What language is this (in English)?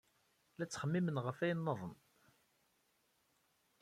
Kabyle